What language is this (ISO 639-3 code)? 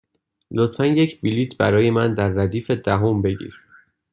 fas